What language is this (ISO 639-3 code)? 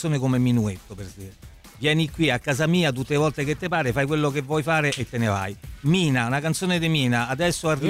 ita